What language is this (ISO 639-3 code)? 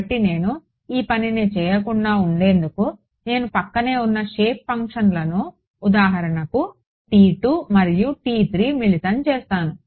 tel